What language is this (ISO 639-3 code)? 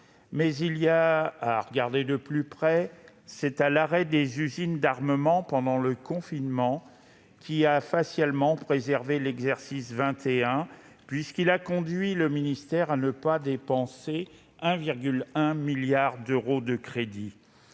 fra